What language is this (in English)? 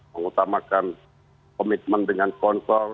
Indonesian